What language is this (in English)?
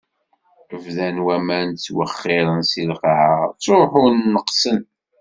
Kabyle